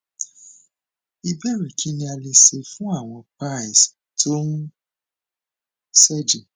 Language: Yoruba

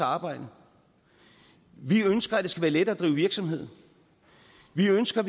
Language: Danish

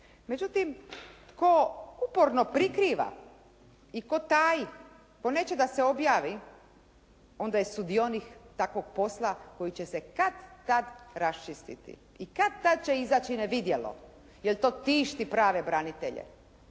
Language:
Croatian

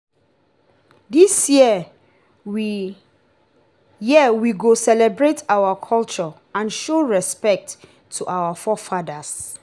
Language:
Nigerian Pidgin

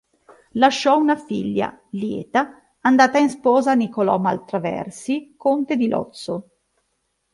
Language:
Italian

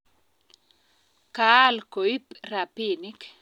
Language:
Kalenjin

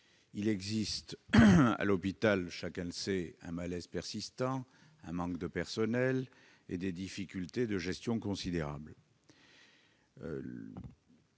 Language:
French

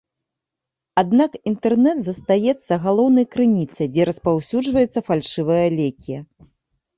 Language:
Belarusian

